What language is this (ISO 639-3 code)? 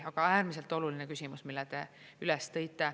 est